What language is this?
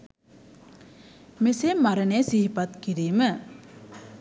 Sinhala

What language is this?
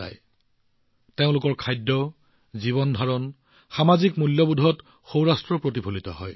Assamese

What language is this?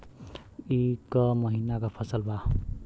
Bhojpuri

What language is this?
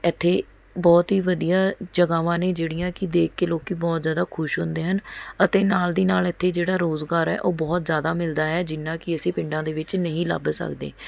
Punjabi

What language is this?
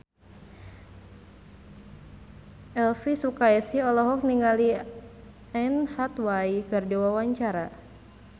Sundanese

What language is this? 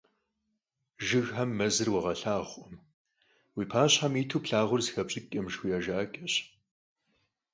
Kabardian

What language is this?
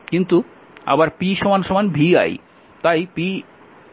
Bangla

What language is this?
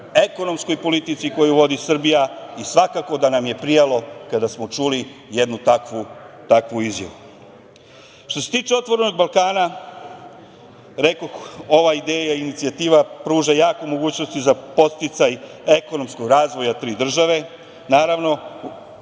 Serbian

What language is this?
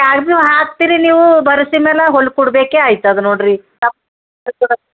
Kannada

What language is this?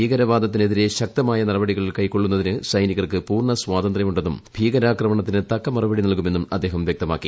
Malayalam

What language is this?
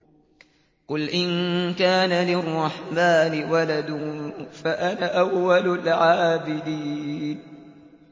Arabic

